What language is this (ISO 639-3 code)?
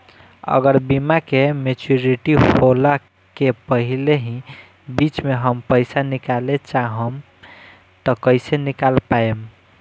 bho